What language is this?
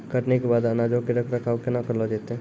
Maithili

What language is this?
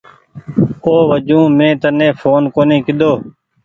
Goaria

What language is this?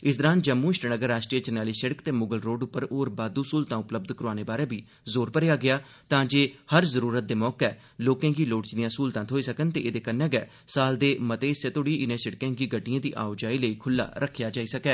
Dogri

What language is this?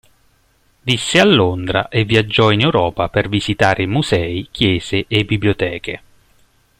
Italian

